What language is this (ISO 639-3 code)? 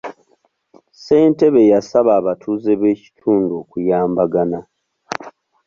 lug